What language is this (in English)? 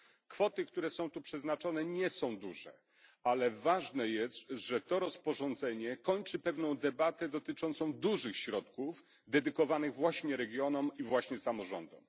Polish